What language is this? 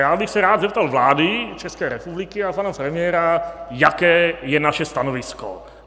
Czech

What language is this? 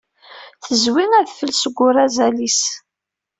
Kabyle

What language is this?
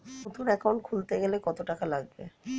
Bangla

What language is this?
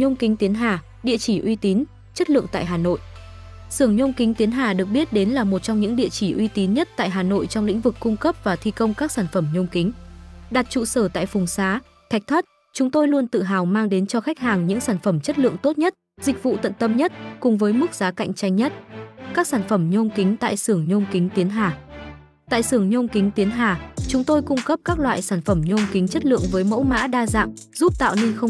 Vietnamese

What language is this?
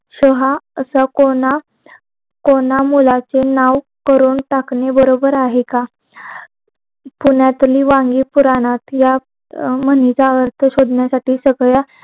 Marathi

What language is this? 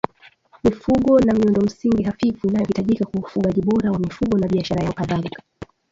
Swahili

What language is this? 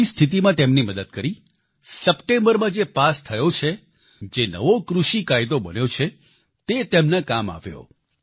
Gujarati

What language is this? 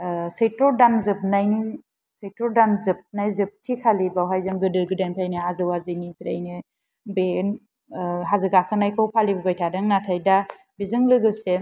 Bodo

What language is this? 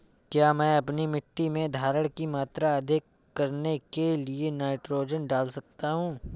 Hindi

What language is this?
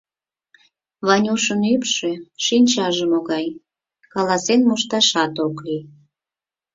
Mari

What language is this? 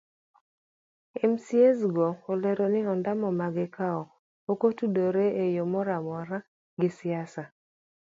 Luo (Kenya and Tanzania)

